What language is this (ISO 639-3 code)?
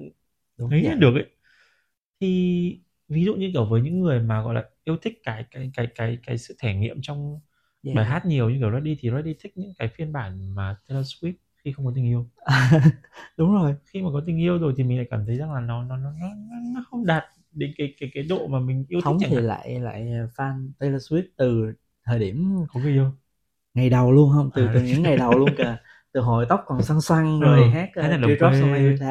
vie